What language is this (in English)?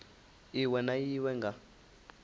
Venda